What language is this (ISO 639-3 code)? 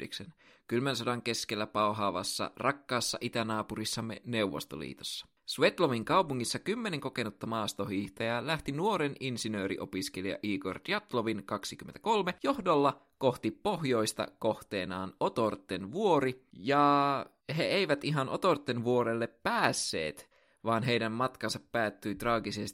fin